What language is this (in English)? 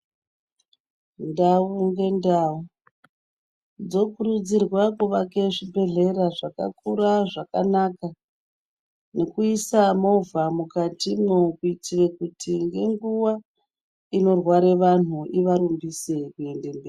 Ndau